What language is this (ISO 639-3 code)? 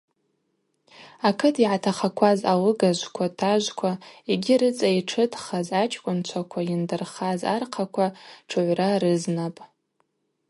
abq